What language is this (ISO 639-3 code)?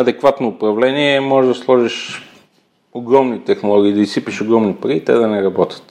bul